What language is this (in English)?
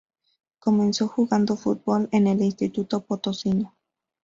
Spanish